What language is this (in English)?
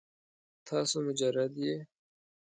Pashto